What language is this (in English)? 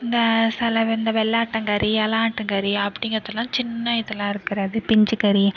Tamil